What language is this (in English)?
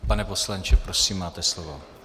Czech